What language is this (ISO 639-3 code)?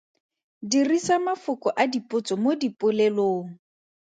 tsn